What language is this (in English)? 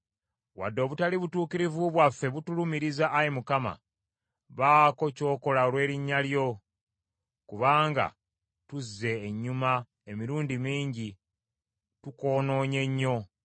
Ganda